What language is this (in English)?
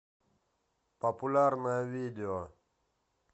Russian